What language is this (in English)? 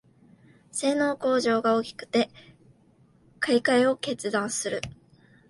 Japanese